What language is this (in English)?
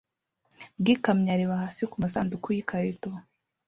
Kinyarwanda